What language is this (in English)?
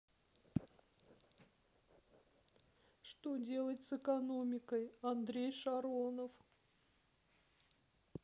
Russian